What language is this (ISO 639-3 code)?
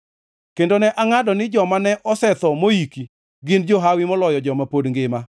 luo